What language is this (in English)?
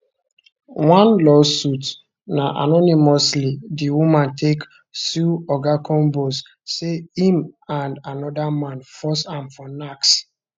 Nigerian Pidgin